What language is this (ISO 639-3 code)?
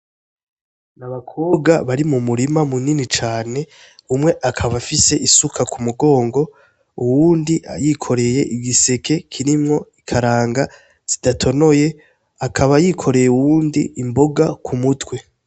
run